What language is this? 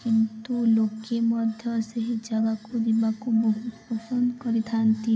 Odia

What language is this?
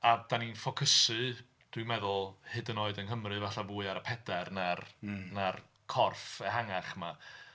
Welsh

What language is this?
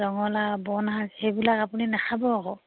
Assamese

